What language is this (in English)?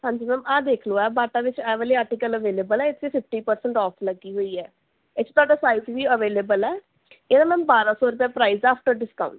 Punjabi